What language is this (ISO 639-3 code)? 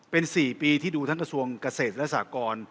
tha